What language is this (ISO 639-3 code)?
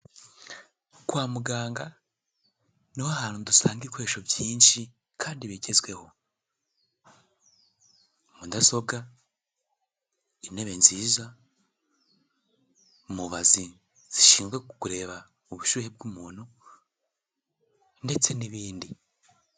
kin